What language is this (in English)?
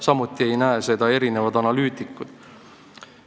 Estonian